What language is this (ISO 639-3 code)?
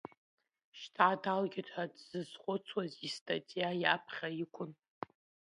abk